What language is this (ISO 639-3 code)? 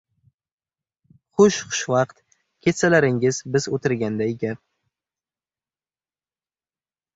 uzb